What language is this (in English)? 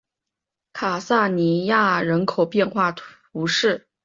Chinese